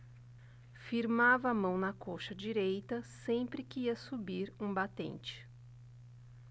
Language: Portuguese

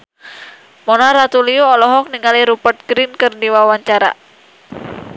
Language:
Sundanese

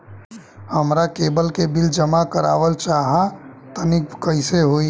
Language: Bhojpuri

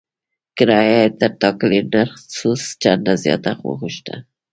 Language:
Pashto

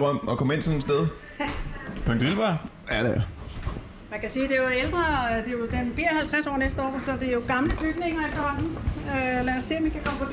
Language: Danish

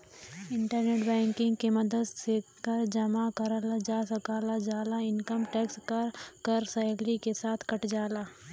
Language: Bhojpuri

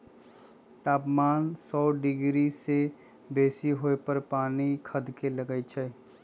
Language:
Magahi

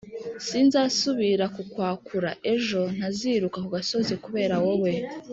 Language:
Kinyarwanda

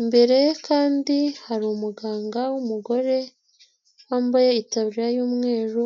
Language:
Kinyarwanda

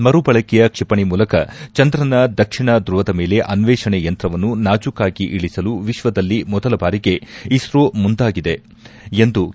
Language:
Kannada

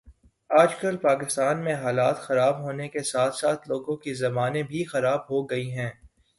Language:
Urdu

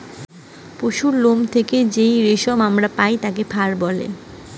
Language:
Bangla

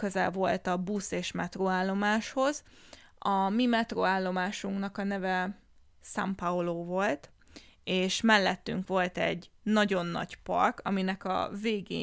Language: Hungarian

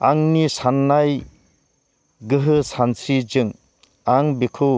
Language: Bodo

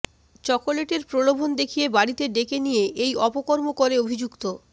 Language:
Bangla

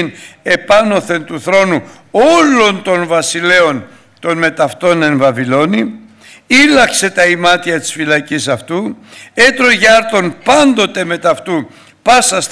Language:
Greek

